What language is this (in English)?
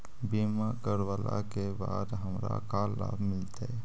Magahi